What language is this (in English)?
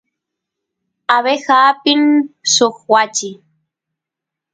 Santiago del Estero Quichua